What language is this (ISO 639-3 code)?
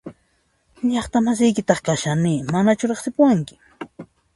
qxp